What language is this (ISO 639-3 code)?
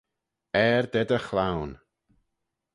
glv